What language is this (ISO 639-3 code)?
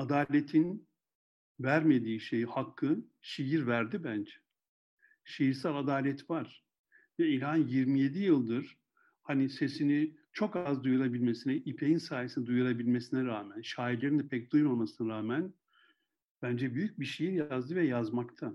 tur